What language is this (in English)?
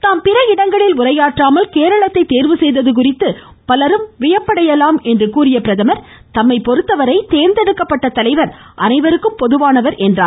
Tamil